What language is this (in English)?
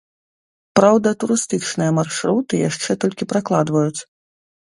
Belarusian